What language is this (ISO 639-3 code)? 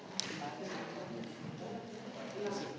slv